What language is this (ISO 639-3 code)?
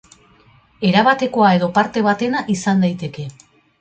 eus